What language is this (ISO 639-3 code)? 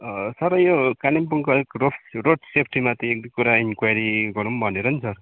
nep